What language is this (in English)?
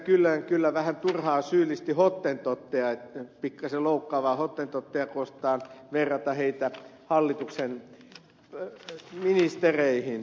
Finnish